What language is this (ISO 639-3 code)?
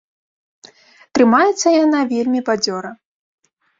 bel